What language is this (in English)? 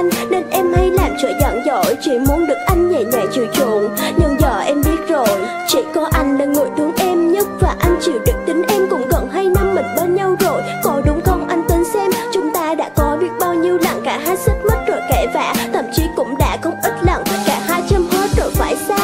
Vietnamese